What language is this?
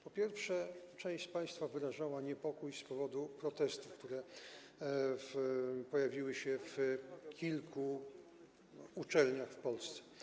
Polish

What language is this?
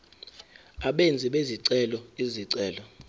Zulu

